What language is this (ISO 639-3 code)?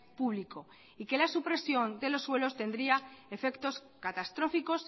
spa